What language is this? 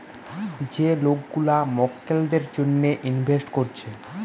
Bangla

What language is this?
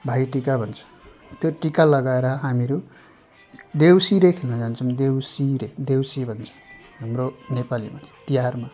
Nepali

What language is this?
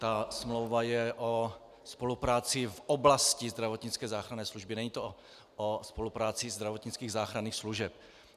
Czech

